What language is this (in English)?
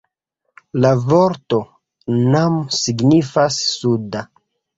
Esperanto